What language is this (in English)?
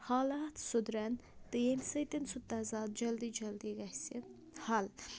Kashmiri